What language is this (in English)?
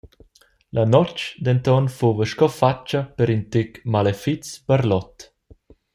Romansh